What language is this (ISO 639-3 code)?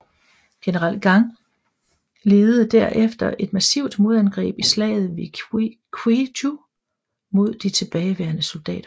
dan